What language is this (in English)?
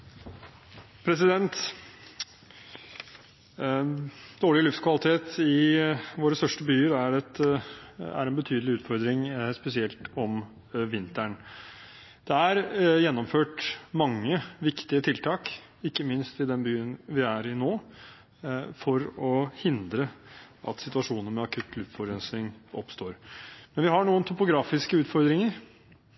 Norwegian Bokmål